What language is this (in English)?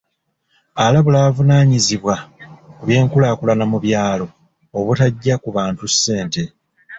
Ganda